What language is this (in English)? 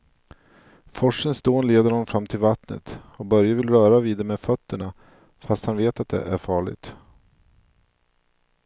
Swedish